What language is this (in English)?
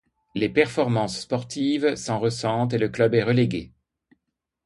French